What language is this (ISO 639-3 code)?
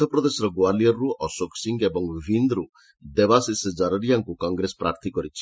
ori